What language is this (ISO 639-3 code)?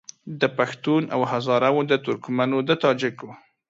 pus